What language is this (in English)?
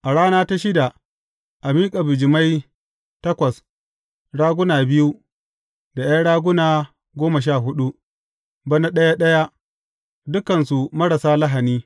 Hausa